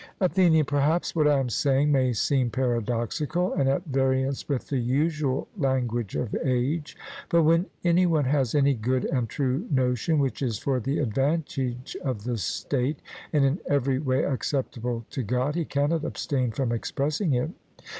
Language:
English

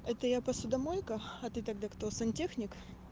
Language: Russian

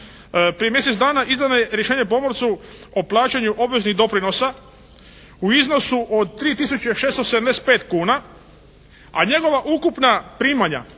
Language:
Croatian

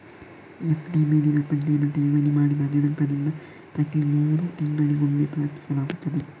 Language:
Kannada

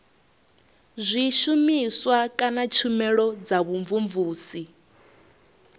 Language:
Venda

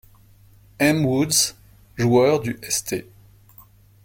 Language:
French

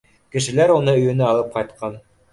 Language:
Bashkir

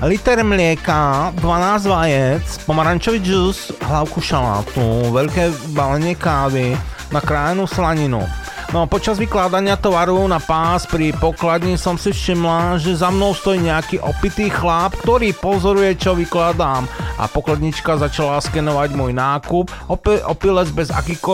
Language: Slovak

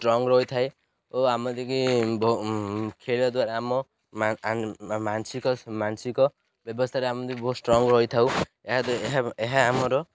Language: Odia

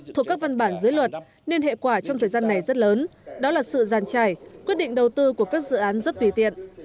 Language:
Vietnamese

